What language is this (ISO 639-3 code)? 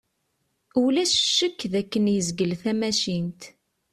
kab